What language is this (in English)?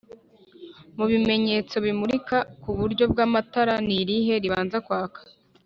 Kinyarwanda